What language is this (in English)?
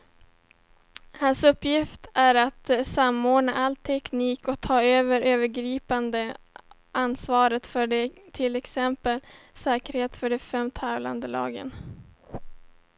Swedish